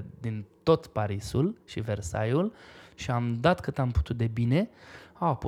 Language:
Romanian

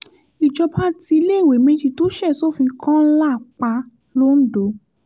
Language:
Yoruba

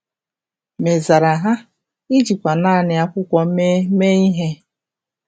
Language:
Igbo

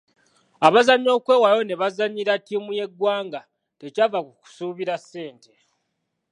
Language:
Ganda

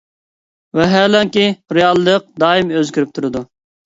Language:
Uyghur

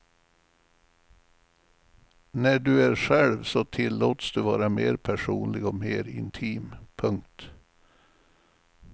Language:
Swedish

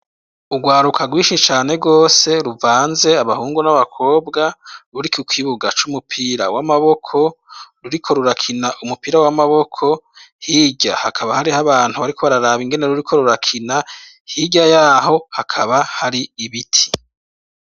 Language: Rundi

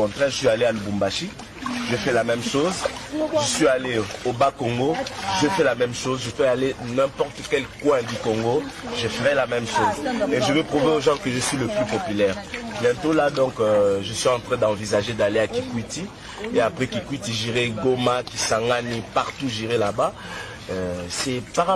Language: French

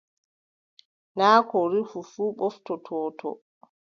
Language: Adamawa Fulfulde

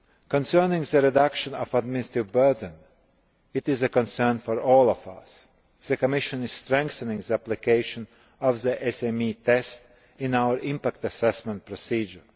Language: English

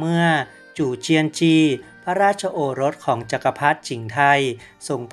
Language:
Thai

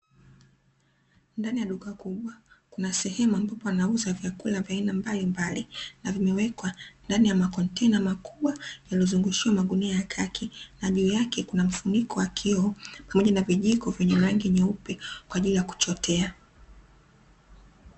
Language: Swahili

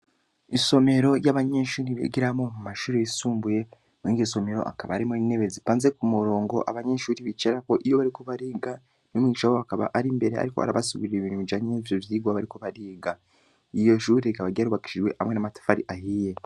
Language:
Rundi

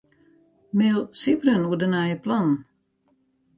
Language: Western Frisian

